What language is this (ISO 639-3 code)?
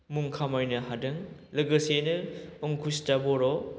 brx